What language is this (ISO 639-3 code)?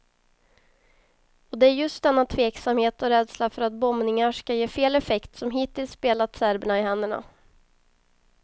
swe